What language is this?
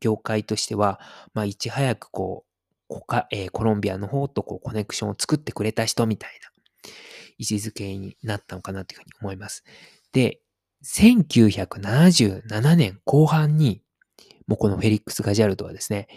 Japanese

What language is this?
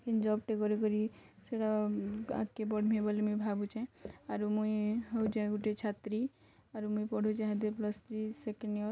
Odia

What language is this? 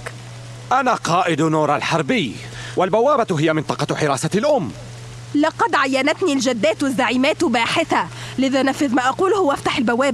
Arabic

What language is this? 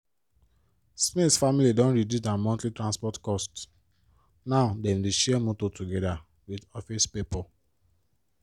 Nigerian Pidgin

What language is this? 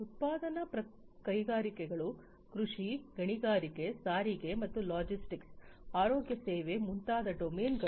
Kannada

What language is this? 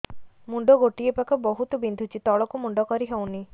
Odia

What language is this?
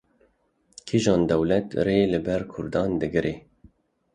Kurdish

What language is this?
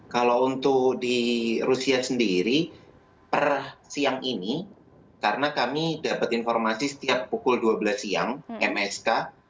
Indonesian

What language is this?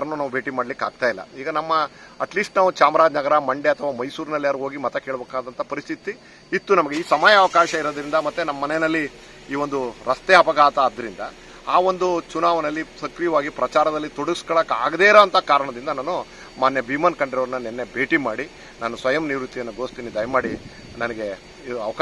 Kannada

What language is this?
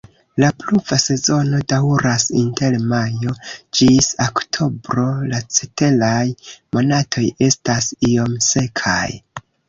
Esperanto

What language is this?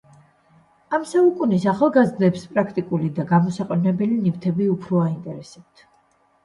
Georgian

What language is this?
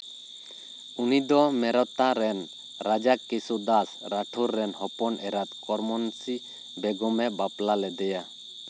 Santali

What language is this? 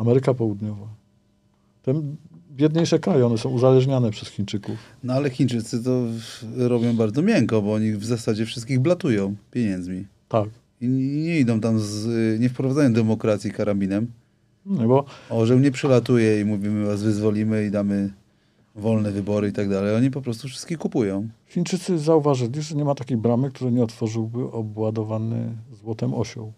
Polish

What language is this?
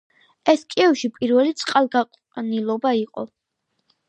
Georgian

